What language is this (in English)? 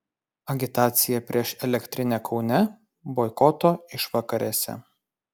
Lithuanian